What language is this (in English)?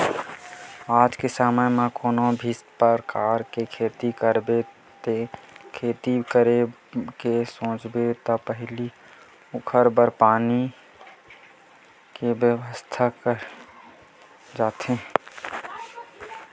Chhattisgarhi